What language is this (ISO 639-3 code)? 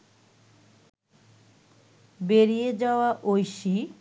ben